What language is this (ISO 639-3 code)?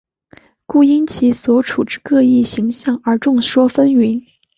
zho